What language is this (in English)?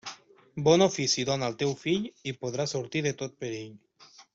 Catalan